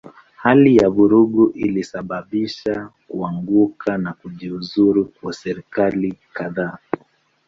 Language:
Swahili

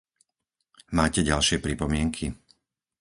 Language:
Slovak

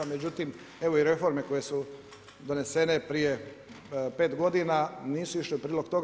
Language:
Croatian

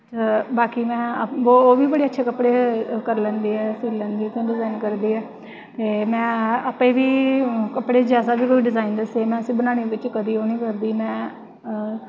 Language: Dogri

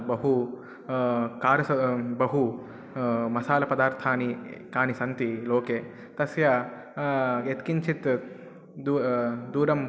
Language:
Sanskrit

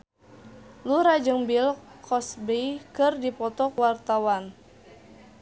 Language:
Sundanese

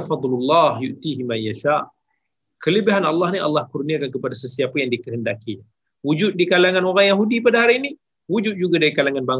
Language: Malay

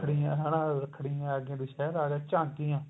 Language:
Punjabi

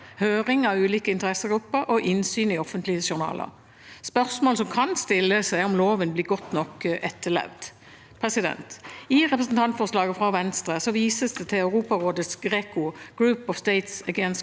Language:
Norwegian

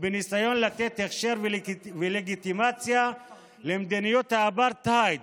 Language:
Hebrew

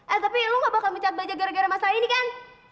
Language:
Indonesian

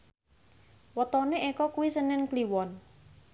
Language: Javanese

